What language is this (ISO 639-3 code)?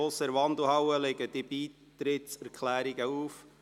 gsw